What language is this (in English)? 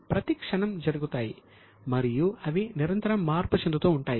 Telugu